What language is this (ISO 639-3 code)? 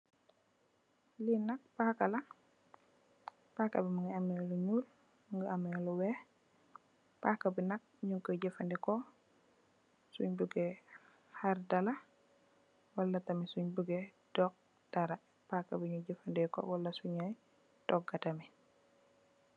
wol